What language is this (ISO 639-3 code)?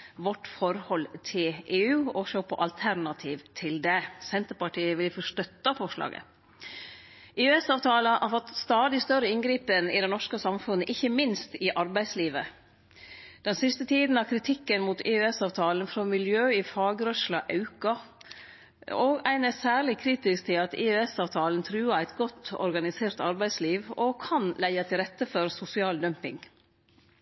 nno